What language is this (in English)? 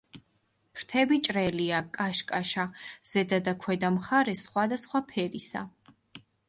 Georgian